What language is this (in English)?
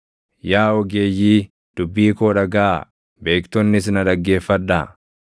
Oromo